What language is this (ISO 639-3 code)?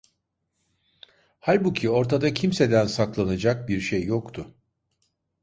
tur